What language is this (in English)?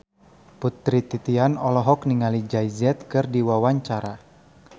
Sundanese